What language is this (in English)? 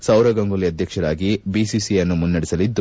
Kannada